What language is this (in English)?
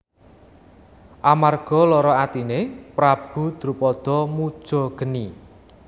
Javanese